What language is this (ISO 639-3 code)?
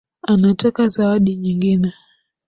swa